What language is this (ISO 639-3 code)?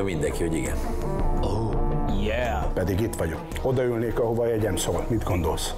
hun